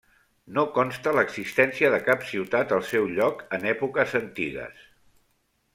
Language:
Catalan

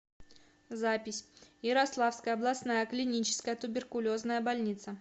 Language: Russian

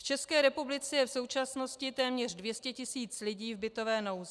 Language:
Czech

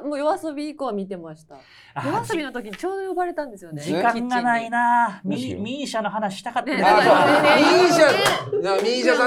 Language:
Japanese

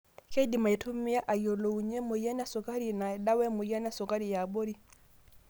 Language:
Masai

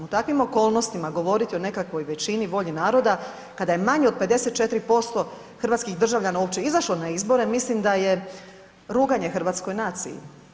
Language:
Croatian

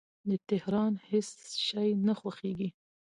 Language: Pashto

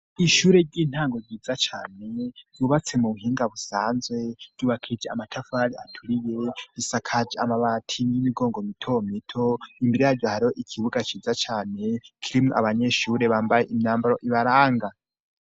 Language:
Rundi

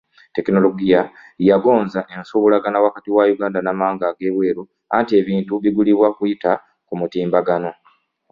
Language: Ganda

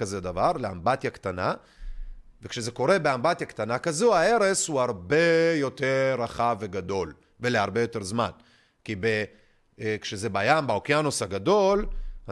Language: Hebrew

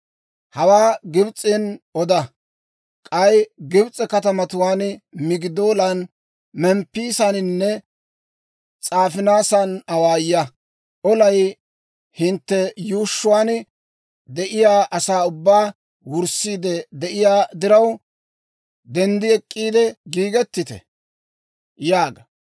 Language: Dawro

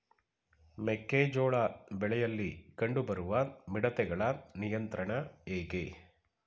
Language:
Kannada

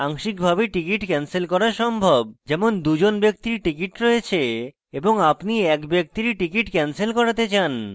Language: Bangla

